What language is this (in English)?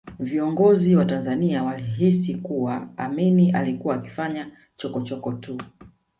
Swahili